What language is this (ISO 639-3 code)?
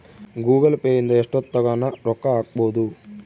kan